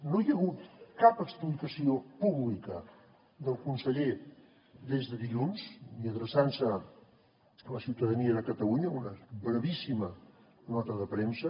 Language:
Catalan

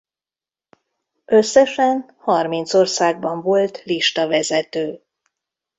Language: Hungarian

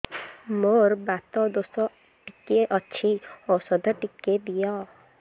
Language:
Odia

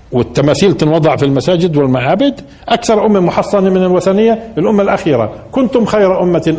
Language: Arabic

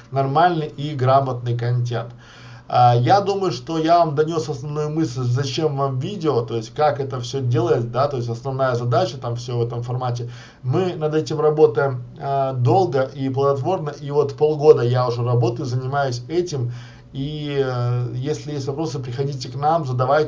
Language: Russian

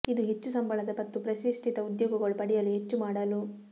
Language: Kannada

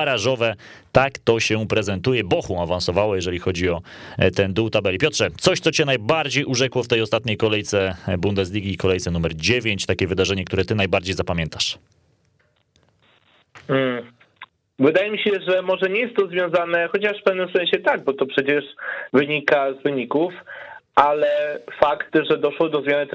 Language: Polish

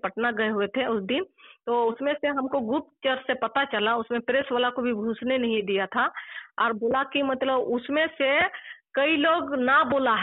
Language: Telugu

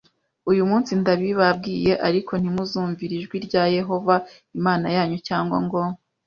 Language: Kinyarwanda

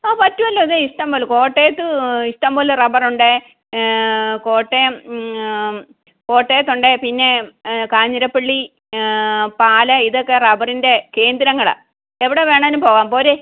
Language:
Malayalam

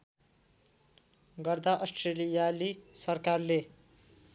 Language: Nepali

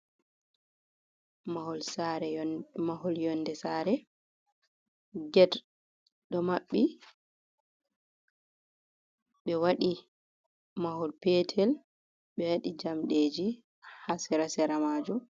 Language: Fula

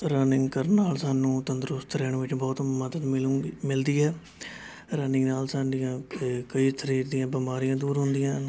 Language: Punjabi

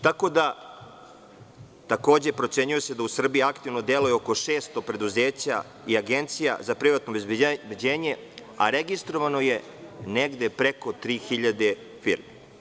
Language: Serbian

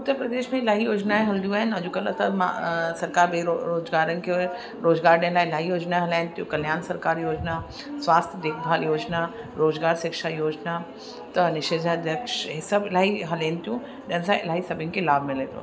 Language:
Sindhi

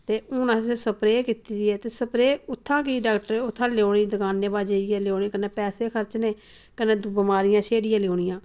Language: Dogri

